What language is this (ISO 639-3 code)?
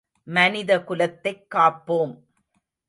tam